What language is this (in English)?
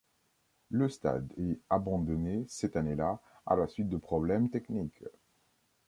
French